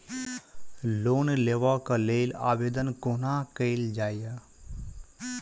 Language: Maithili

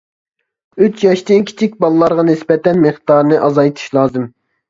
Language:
Uyghur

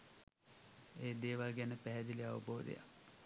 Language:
Sinhala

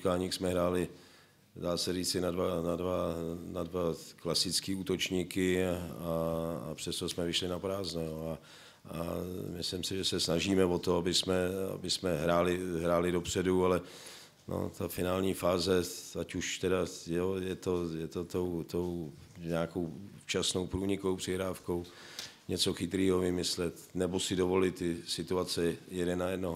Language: Czech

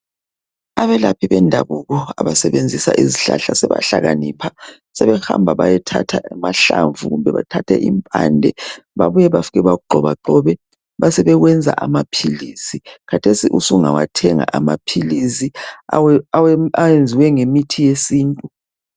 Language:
North Ndebele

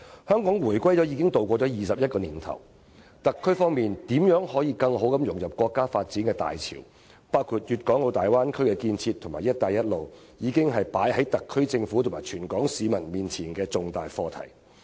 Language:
Cantonese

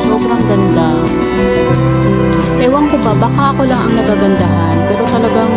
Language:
Filipino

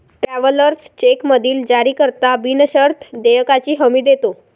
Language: Marathi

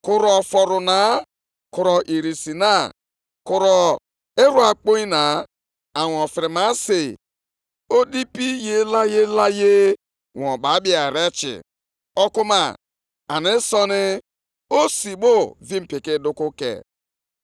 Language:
Igbo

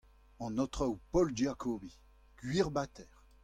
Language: Breton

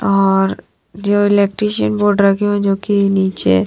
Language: Hindi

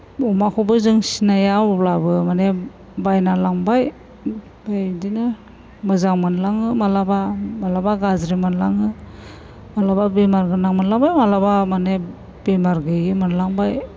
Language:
Bodo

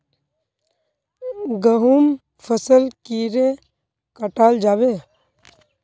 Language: Magahi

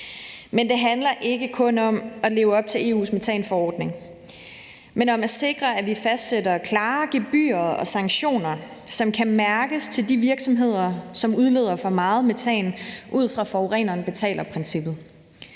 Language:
Danish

